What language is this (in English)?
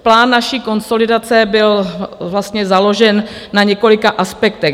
Czech